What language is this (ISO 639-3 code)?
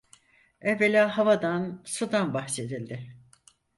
tur